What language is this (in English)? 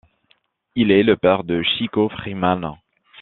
French